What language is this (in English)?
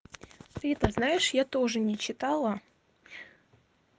Russian